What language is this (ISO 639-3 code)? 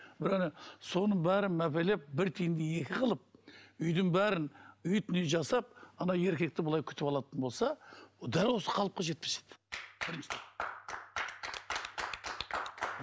kaz